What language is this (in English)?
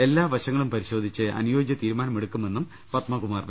Malayalam